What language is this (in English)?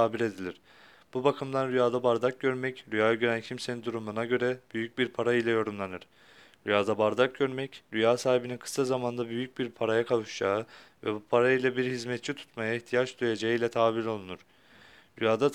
Turkish